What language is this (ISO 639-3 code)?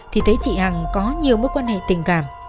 vie